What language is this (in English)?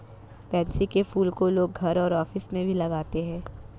Hindi